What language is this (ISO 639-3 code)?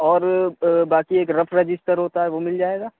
urd